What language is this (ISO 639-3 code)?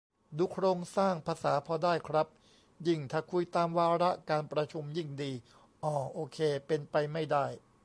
tha